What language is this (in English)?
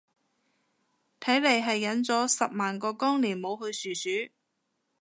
Cantonese